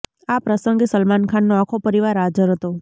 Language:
Gujarati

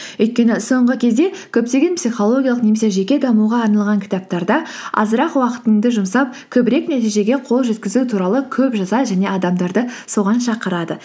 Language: Kazakh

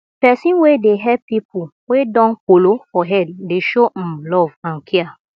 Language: Nigerian Pidgin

